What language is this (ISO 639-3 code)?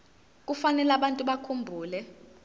zul